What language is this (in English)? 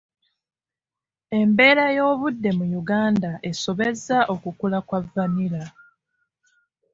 Ganda